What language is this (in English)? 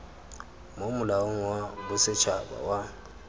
Tswana